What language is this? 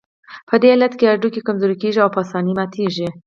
Pashto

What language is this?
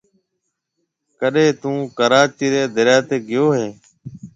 Marwari (Pakistan)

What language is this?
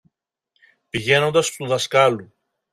Greek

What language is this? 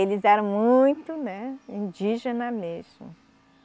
Portuguese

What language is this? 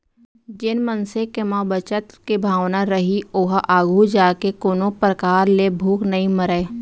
Chhattisgarhi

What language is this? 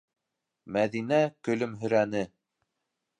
Bashkir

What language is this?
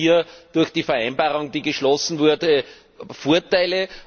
German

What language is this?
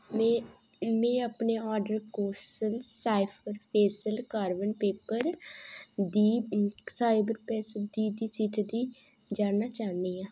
Dogri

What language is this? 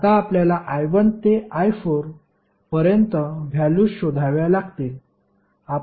Marathi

